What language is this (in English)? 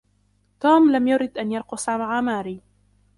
Arabic